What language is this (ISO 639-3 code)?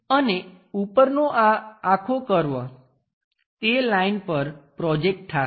guj